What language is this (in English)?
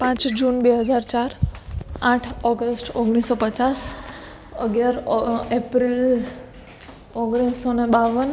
Gujarati